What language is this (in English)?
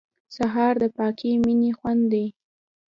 Pashto